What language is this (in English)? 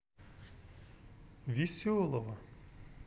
Russian